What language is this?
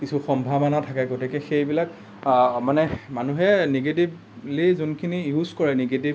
Assamese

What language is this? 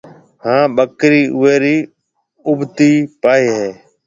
Marwari (Pakistan)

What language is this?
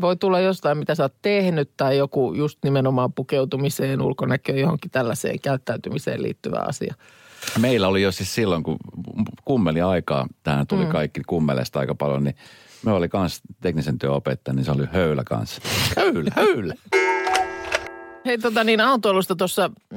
Finnish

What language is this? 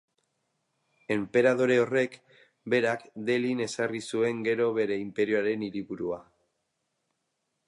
Basque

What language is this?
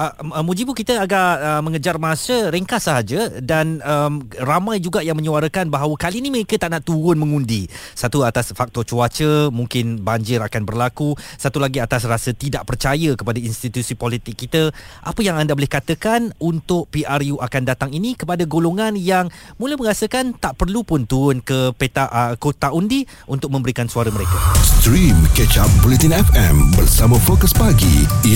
Malay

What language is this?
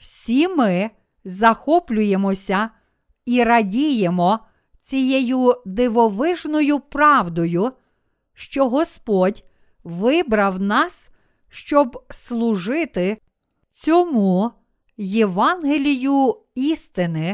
Ukrainian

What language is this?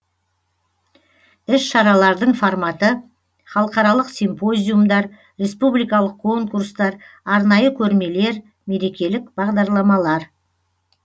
Kazakh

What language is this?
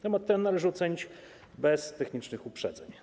Polish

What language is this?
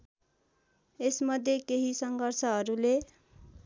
Nepali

